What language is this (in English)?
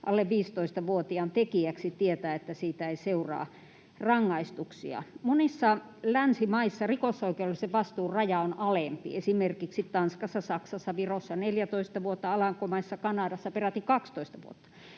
Finnish